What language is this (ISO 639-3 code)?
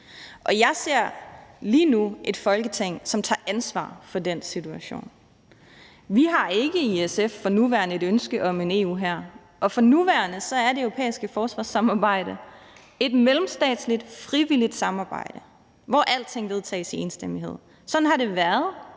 dan